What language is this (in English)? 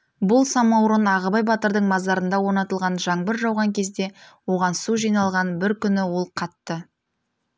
Kazakh